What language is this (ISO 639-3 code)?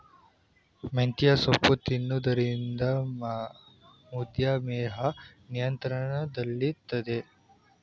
kan